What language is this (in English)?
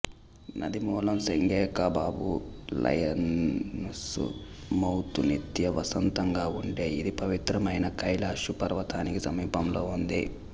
Telugu